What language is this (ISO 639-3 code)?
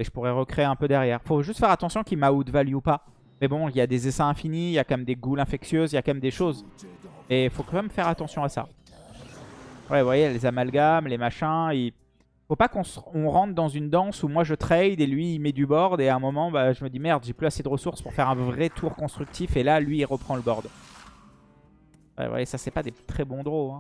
fra